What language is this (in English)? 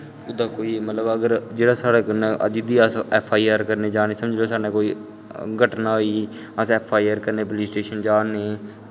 Dogri